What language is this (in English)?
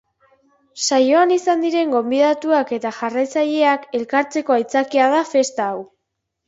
Basque